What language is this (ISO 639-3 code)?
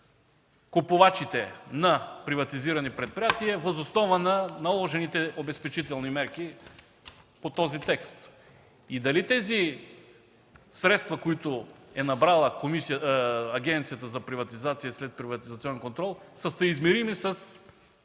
bul